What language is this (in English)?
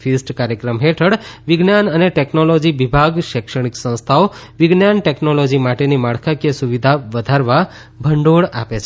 Gujarati